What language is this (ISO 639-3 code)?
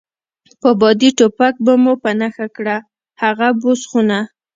pus